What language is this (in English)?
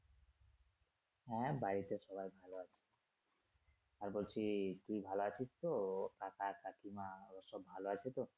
Bangla